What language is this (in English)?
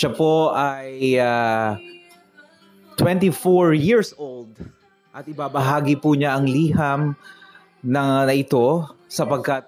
Filipino